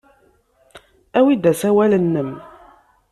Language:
Kabyle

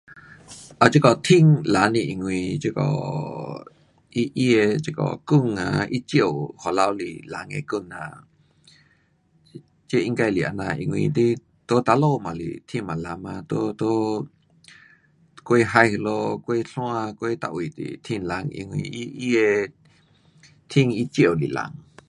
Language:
Pu-Xian Chinese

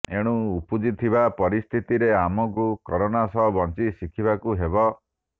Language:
Odia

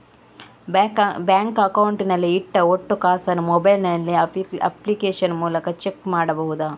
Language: Kannada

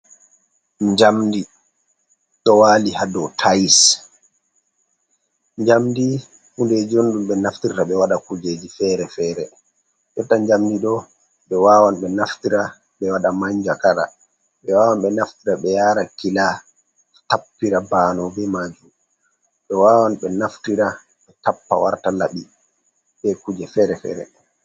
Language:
Fula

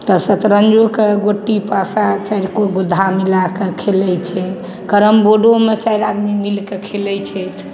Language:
Maithili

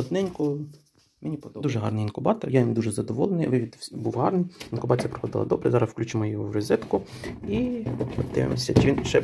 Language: Ukrainian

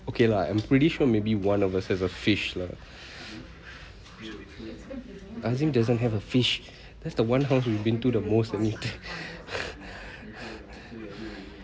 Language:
English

